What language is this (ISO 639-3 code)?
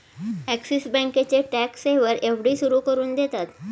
mar